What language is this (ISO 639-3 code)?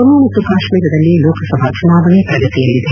kan